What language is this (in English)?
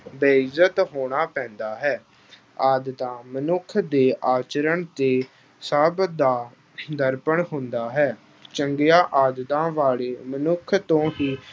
Punjabi